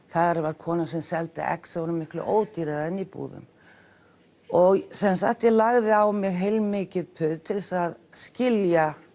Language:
Icelandic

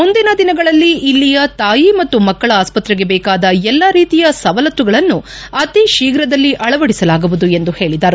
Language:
Kannada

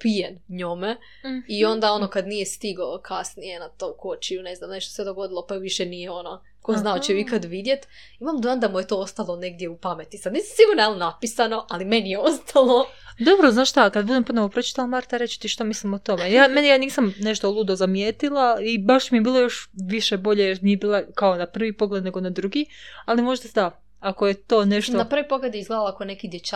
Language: Croatian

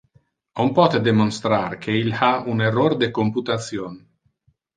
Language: Interlingua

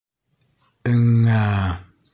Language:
Bashkir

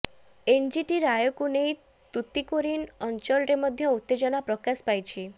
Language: Odia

